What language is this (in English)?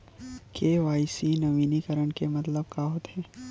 Chhattisgarhi